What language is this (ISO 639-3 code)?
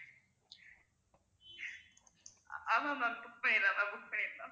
tam